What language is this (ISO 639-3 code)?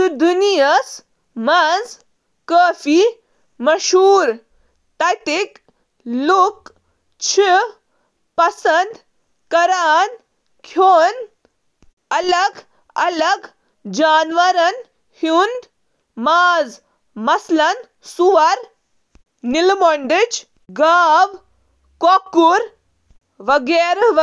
kas